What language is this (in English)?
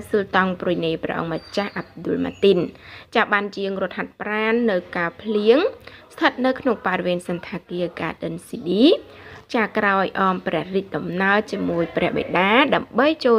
Thai